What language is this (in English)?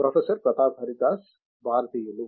Telugu